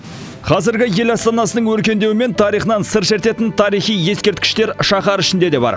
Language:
Kazakh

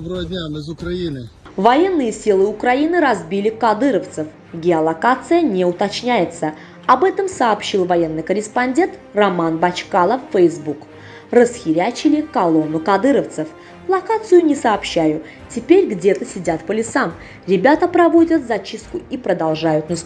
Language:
Russian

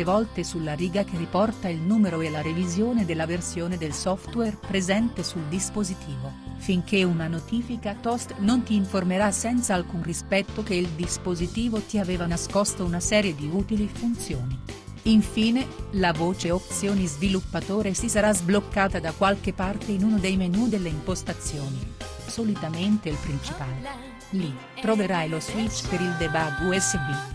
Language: Italian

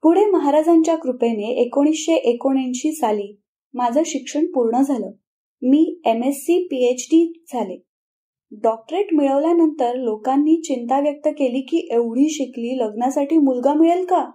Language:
Marathi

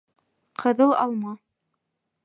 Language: Bashkir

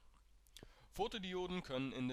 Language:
German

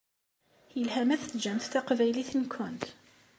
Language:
Kabyle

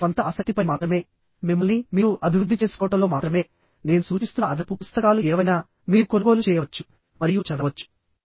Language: Telugu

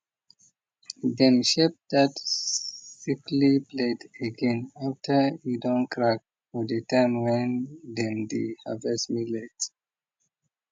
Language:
Nigerian Pidgin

